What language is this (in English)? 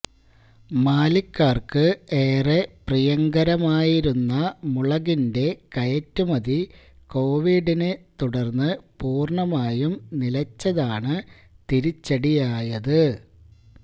Malayalam